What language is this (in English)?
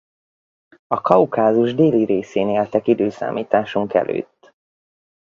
Hungarian